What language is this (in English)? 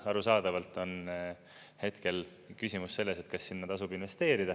Estonian